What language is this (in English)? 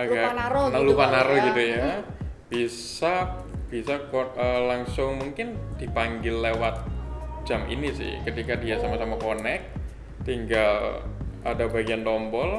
Indonesian